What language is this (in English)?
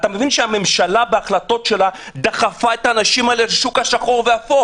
Hebrew